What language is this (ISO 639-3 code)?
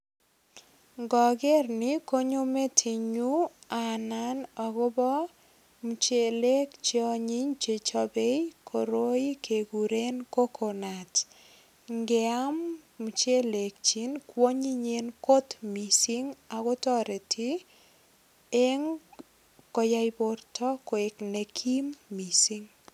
kln